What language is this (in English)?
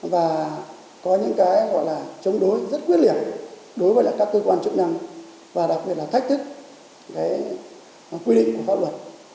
Vietnamese